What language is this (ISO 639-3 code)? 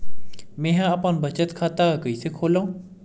hne